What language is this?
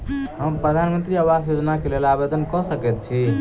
Maithili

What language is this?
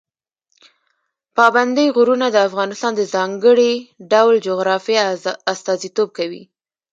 Pashto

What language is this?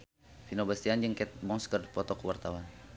Sundanese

